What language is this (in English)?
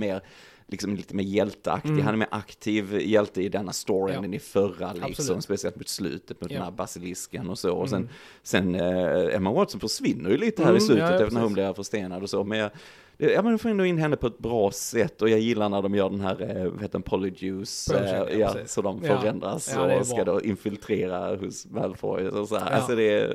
Swedish